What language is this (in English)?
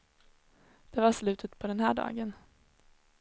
Swedish